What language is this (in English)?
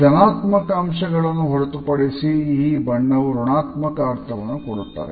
Kannada